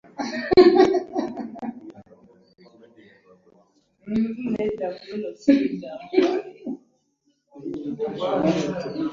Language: Ganda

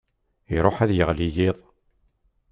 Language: Kabyle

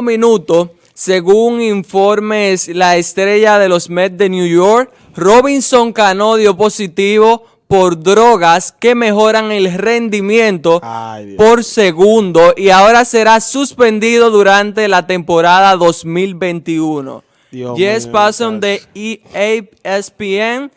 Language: Spanish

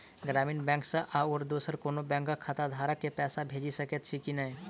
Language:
Maithili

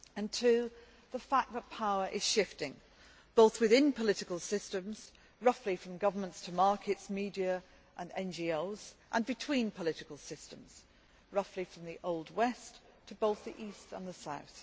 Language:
English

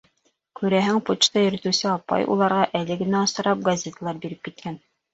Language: Bashkir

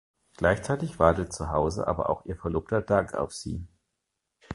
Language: German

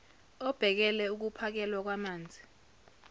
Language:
Zulu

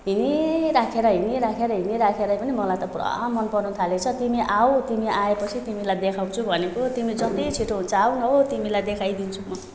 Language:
Nepali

